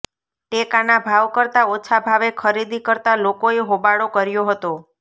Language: Gujarati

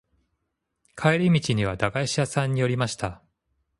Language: Japanese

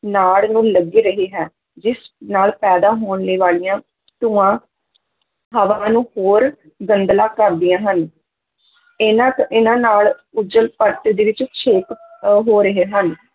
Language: Punjabi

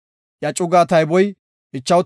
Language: Gofa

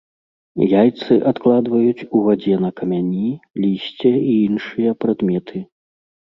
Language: Belarusian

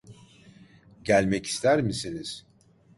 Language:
Turkish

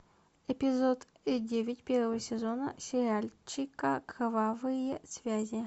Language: Russian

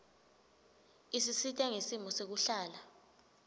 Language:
Swati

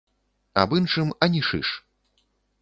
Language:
Belarusian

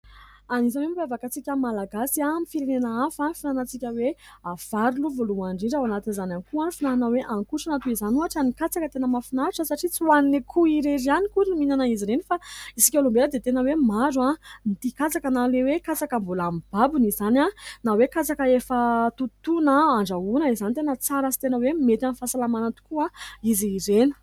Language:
Malagasy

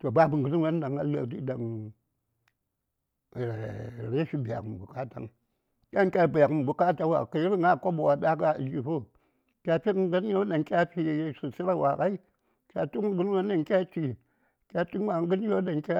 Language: Saya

